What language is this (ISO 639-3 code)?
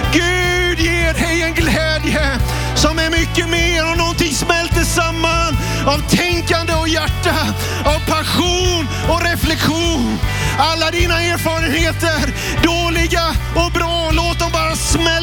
swe